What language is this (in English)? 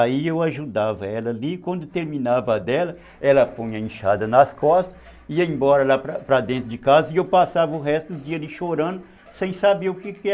Portuguese